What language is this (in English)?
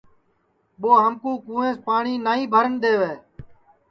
Sansi